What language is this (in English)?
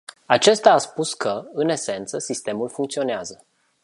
Romanian